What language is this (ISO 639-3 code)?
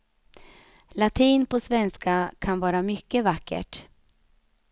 swe